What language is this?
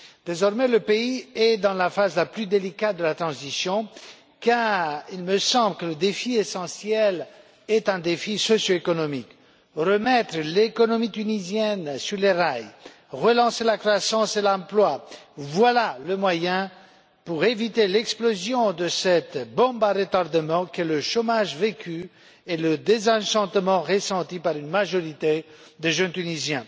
French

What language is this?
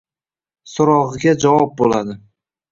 Uzbek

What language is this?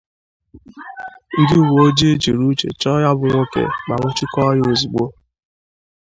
Igbo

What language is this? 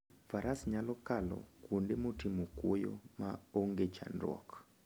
Luo (Kenya and Tanzania)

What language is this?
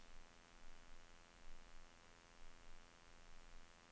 Norwegian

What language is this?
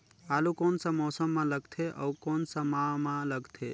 Chhattisgarhi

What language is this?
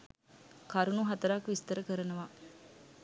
Sinhala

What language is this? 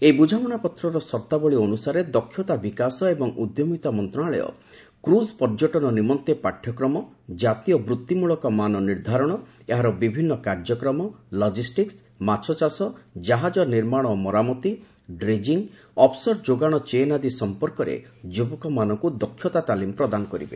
Odia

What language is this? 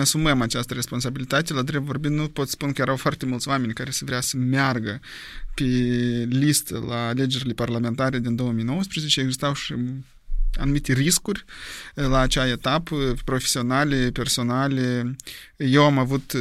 Romanian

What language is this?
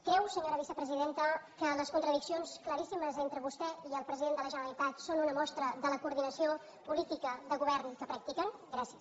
Catalan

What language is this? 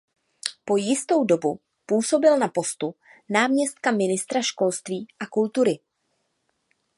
Czech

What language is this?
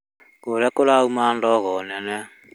Kikuyu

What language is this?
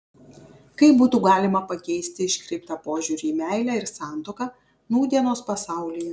Lithuanian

